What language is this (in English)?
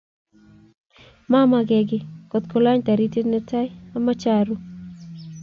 Kalenjin